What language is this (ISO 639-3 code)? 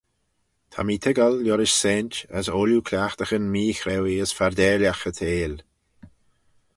glv